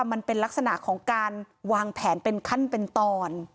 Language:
Thai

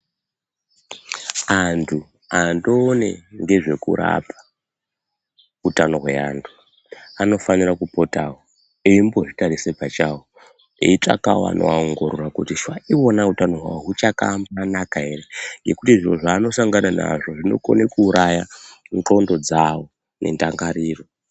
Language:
Ndau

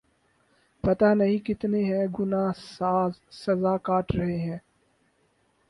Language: Urdu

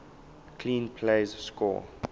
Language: English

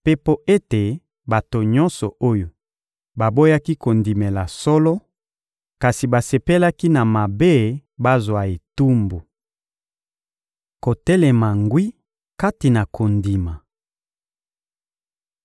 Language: Lingala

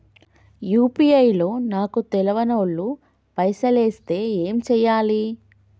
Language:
Telugu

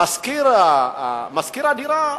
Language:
Hebrew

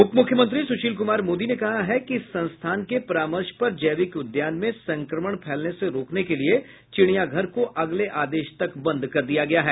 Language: Hindi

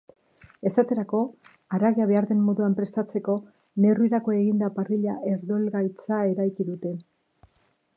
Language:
Basque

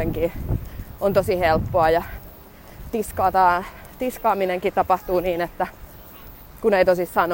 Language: Finnish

